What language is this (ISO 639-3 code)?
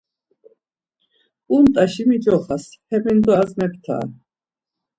lzz